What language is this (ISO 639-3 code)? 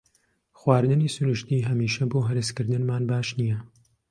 ckb